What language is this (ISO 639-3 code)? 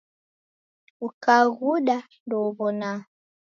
dav